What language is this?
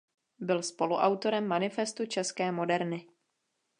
Czech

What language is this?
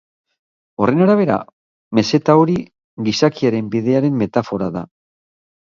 Basque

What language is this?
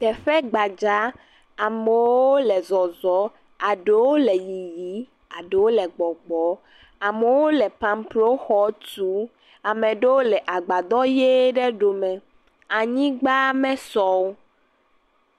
Ewe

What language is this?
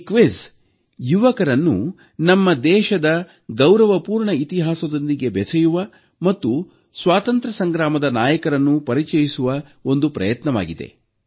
Kannada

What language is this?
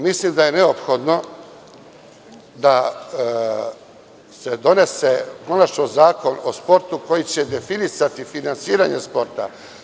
Serbian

